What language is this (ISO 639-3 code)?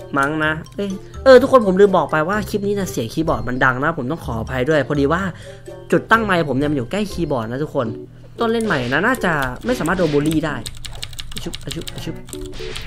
tha